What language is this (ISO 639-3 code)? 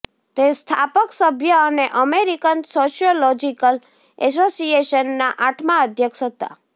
guj